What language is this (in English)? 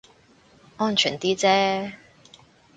Cantonese